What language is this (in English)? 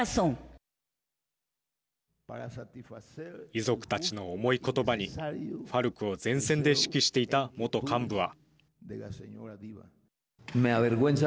Japanese